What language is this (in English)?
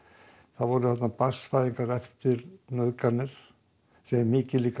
Icelandic